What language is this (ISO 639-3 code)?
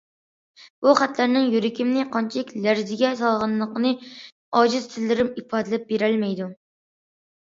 uig